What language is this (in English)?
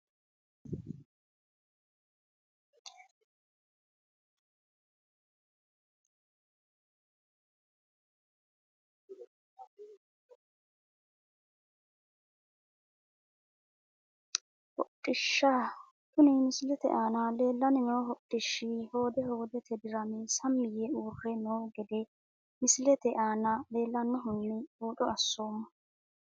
Sidamo